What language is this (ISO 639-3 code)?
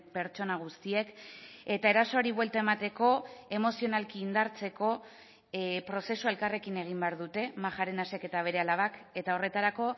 eus